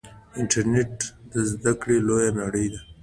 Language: Pashto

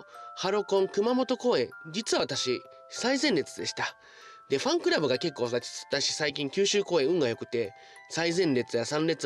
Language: Japanese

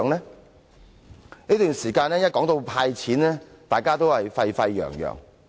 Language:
Cantonese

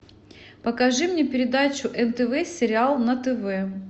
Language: Russian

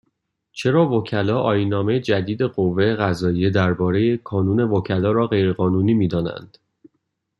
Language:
Persian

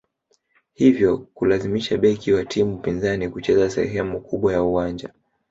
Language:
Swahili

